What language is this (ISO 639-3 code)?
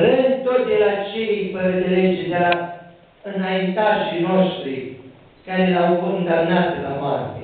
ron